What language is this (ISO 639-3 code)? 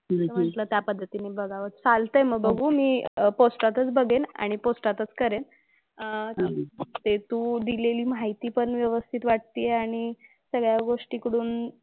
mar